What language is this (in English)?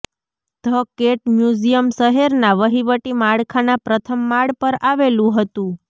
Gujarati